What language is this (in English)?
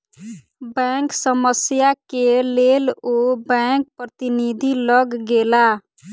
Maithili